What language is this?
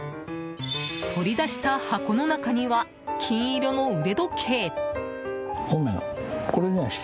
Japanese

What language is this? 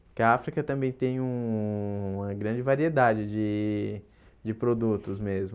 Portuguese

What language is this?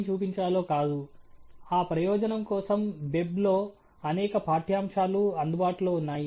Telugu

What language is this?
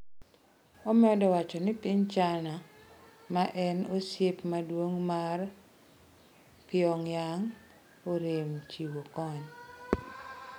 Luo (Kenya and Tanzania)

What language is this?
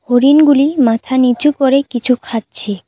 Bangla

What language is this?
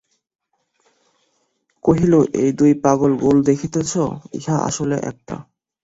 Bangla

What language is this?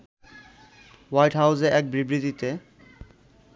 Bangla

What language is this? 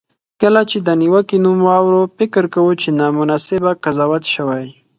Pashto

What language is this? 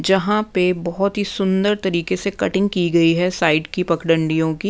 Hindi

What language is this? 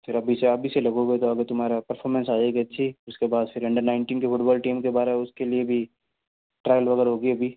Hindi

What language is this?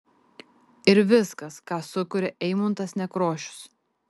Lithuanian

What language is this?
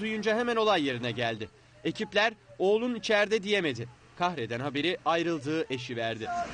Turkish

